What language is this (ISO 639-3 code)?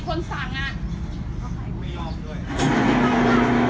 tha